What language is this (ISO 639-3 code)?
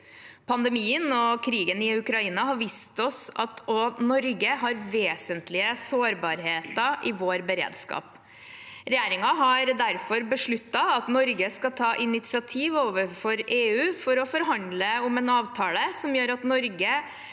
nor